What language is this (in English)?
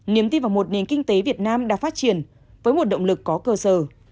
Vietnamese